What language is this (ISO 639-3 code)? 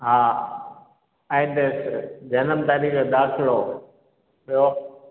snd